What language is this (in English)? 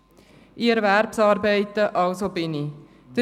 Swiss German